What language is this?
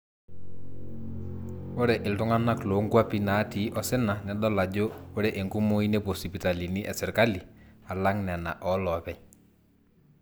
Masai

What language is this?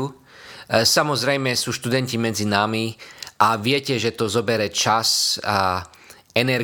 Slovak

